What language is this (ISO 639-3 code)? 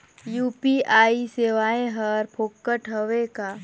hne